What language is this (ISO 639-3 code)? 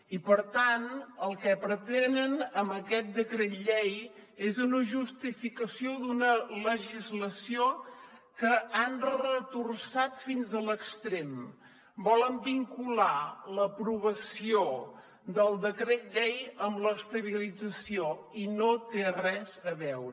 cat